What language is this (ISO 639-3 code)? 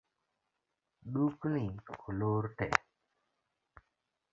luo